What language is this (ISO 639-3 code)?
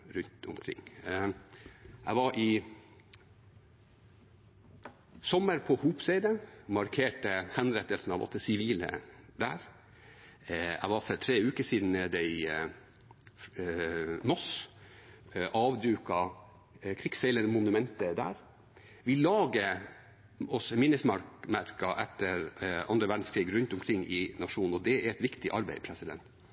nob